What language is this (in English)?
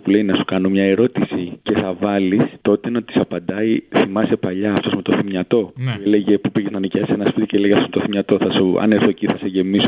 Greek